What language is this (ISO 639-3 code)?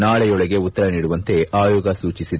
kan